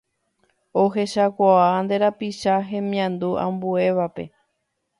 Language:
Guarani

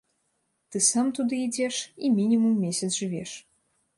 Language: Belarusian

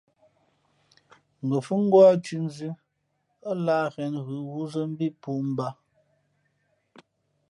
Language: Fe'fe'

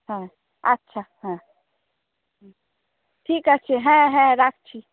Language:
Bangla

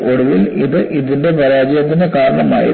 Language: Malayalam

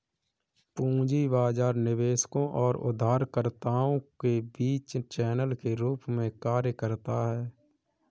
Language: Hindi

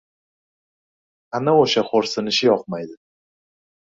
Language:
Uzbek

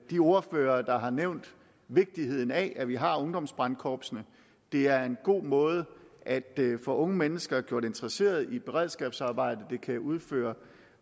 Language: Danish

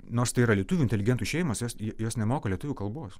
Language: Lithuanian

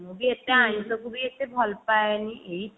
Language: Odia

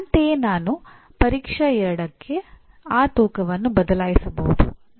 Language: Kannada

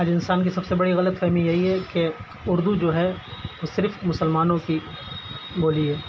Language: Urdu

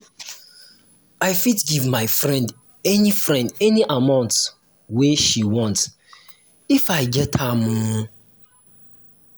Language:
Nigerian Pidgin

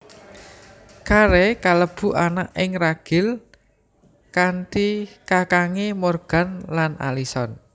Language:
Javanese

